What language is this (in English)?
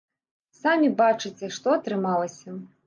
Belarusian